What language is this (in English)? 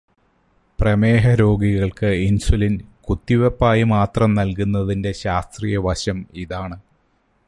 Malayalam